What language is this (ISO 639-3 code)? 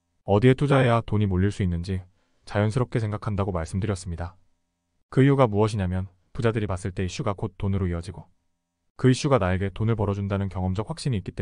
kor